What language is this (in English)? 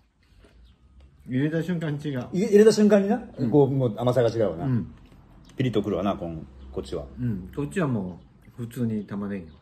Japanese